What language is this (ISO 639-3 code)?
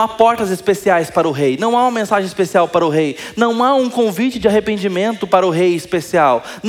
por